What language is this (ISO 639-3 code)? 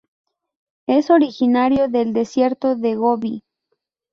spa